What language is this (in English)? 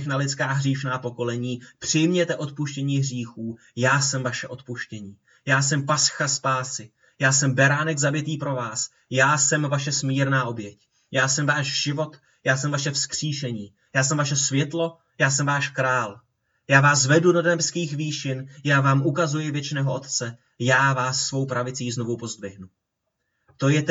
Czech